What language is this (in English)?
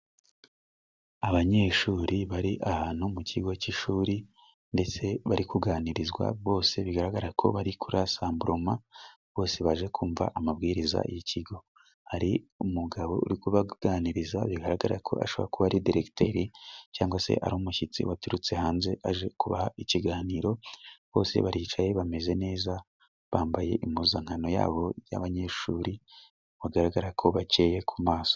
Kinyarwanda